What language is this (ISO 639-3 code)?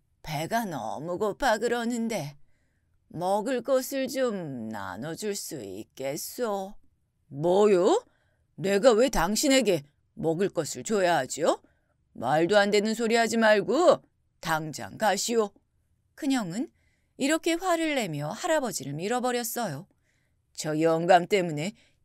kor